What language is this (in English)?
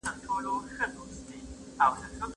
Pashto